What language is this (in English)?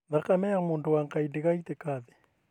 Kikuyu